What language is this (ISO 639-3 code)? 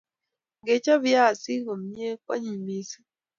kln